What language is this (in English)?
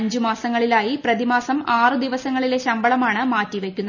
Malayalam